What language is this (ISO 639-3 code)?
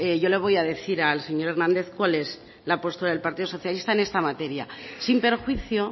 spa